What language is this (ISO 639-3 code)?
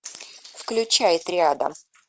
rus